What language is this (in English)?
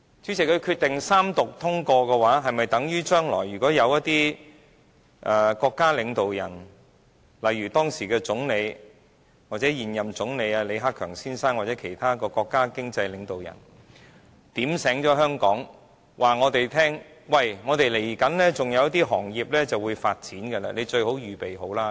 Cantonese